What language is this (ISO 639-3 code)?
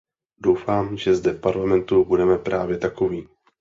ces